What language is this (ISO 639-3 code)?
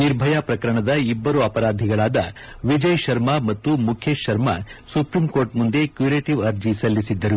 kan